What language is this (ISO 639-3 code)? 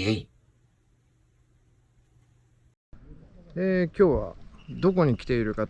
jpn